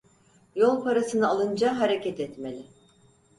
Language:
Turkish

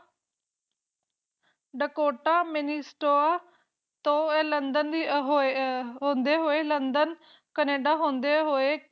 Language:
Punjabi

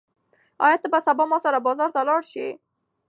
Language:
Pashto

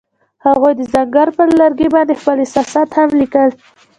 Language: Pashto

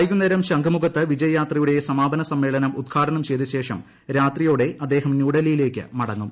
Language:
Malayalam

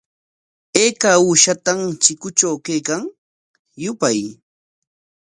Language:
Corongo Ancash Quechua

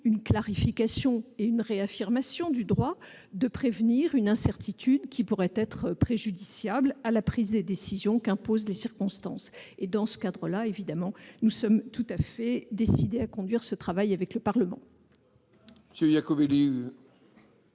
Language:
French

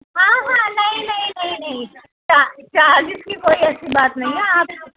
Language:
Urdu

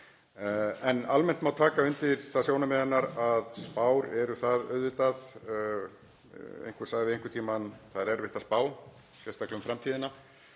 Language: Icelandic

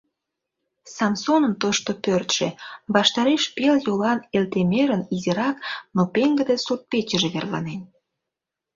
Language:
Mari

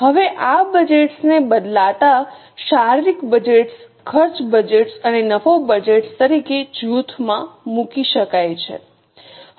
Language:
Gujarati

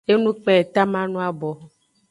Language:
Aja (Benin)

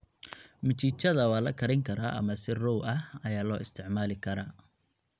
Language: Somali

